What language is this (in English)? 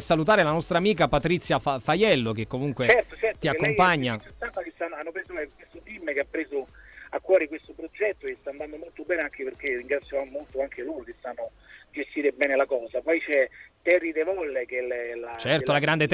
Italian